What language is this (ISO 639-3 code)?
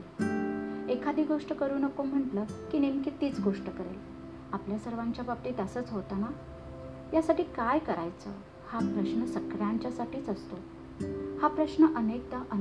mar